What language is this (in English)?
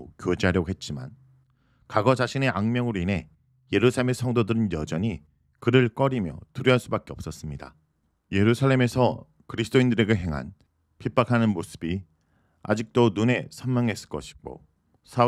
Korean